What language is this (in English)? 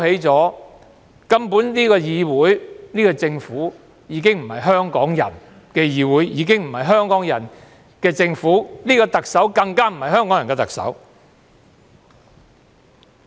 Cantonese